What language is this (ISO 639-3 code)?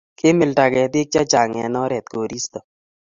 kln